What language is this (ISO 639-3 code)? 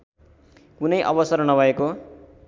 nep